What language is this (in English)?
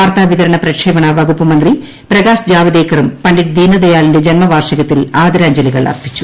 Malayalam